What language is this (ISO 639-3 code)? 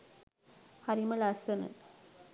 sin